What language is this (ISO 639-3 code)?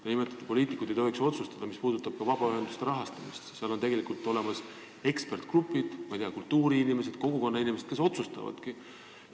est